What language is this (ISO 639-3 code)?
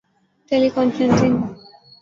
urd